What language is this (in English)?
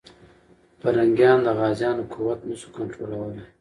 Pashto